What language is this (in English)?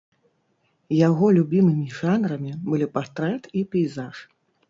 Belarusian